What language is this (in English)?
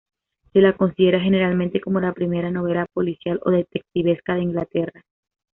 Spanish